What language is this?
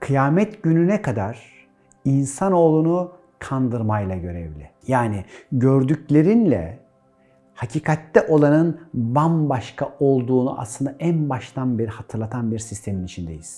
Turkish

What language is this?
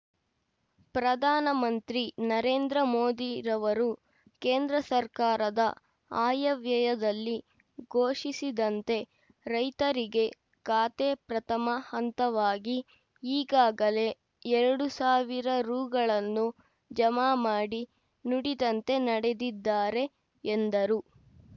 Kannada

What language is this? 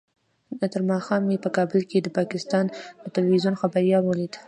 Pashto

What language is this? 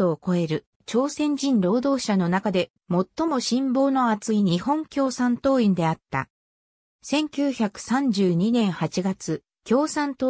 Japanese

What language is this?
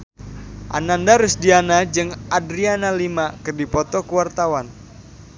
Sundanese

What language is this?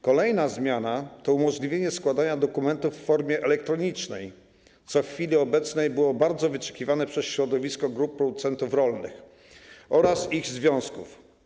Polish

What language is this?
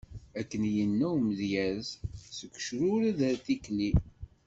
Kabyle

